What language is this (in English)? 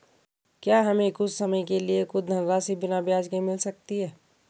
Hindi